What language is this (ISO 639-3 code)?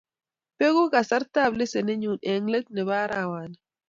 kln